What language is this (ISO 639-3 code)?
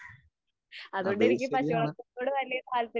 mal